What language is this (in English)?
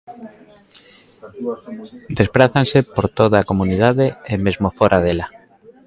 Galician